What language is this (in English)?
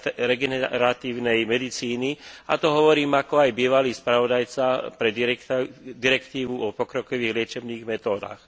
Slovak